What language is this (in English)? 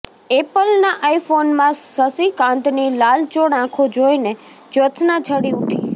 Gujarati